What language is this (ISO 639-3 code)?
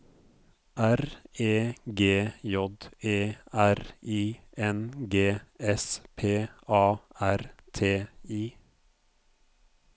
nor